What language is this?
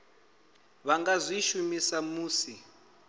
Venda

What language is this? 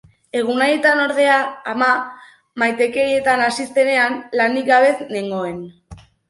Basque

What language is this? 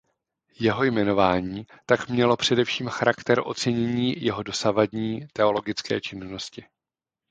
Czech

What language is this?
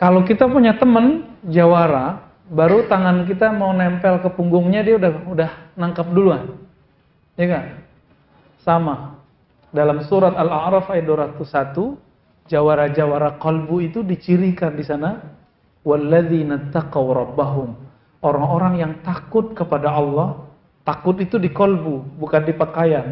Indonesian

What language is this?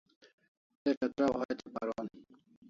Kalasha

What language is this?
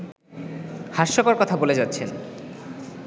Bangla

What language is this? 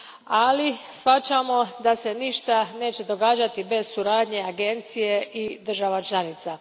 Croatian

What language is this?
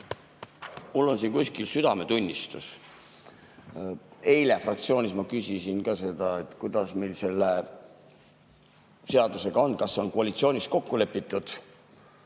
Estonian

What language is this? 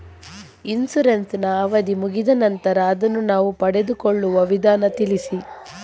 Kannada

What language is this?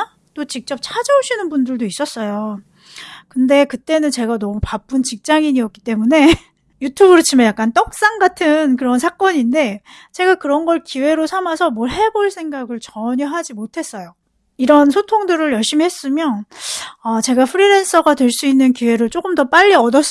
Korean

